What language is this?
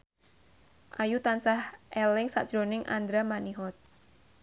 Javanese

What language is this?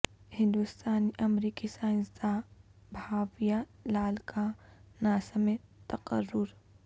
Urdu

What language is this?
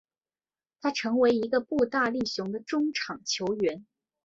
Chinese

